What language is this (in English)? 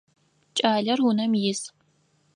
Adyghe